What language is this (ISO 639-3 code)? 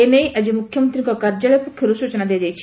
ori